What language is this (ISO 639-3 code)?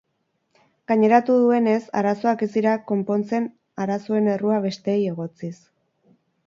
eus